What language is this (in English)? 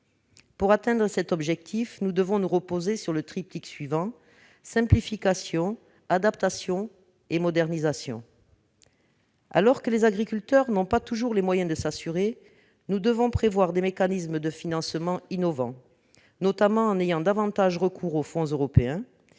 French